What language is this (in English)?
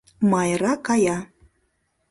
Mari